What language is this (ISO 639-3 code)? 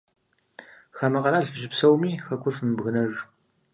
kbd